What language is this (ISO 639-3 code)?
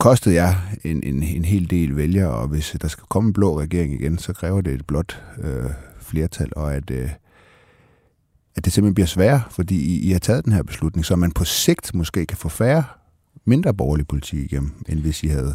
dan